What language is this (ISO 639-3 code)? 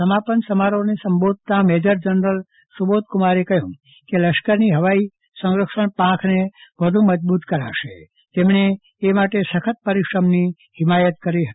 guj